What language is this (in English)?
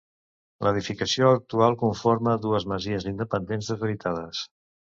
Catalan